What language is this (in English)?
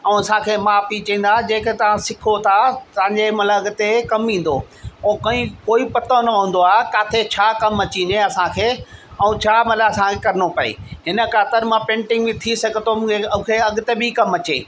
Sindhi